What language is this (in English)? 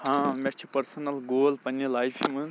Kashmiri